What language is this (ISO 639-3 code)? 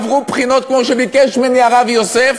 heb